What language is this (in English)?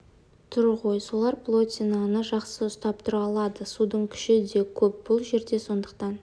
Kazakh